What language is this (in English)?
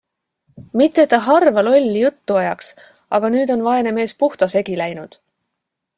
Estonian